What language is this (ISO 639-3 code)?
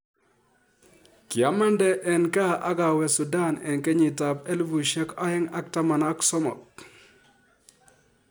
kln